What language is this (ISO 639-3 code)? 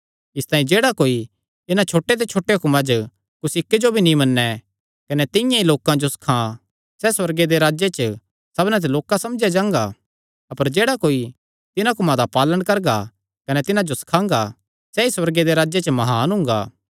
xnr